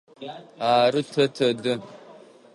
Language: Adyghe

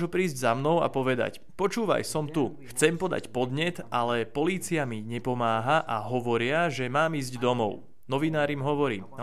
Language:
Slovak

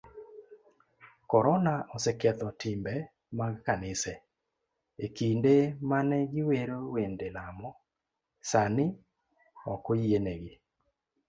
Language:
Luo (Kenya and Tanzania)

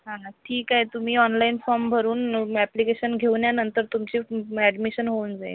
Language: Marathi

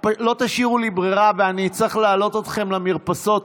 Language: Hebrew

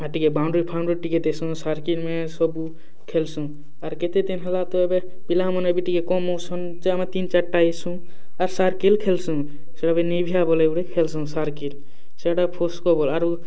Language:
Odia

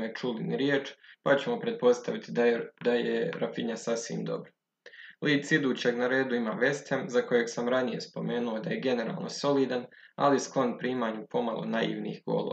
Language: Croatian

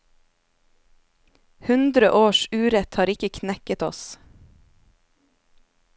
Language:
Norwegian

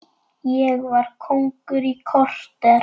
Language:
Icelandic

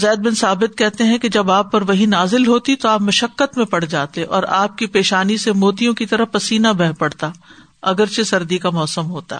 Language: Urdu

